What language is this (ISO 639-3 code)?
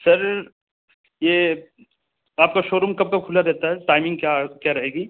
urd